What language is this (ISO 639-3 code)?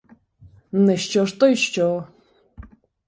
ukr